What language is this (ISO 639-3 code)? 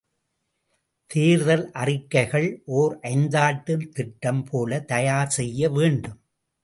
tam